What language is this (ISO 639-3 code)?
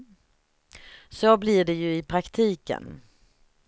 swe